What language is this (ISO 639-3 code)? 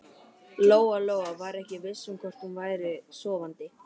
isl